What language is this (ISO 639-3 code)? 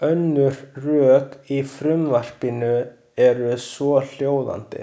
isl